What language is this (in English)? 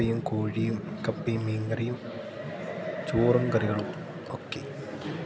Malayalam